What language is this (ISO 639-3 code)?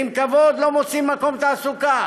heb